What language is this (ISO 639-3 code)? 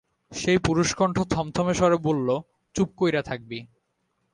ben